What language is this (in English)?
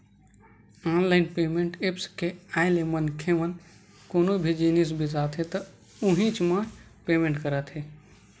Chhattisgarhi